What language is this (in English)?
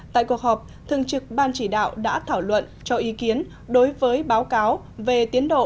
Vietnamese